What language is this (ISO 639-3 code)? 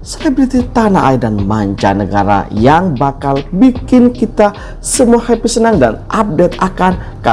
ind